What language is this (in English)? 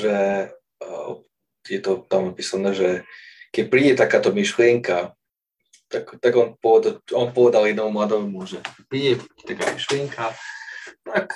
Slovak